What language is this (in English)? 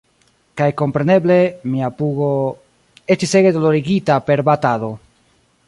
Esperanto